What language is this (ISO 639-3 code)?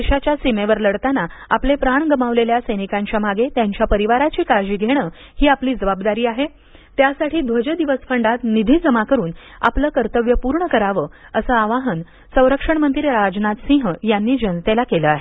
mar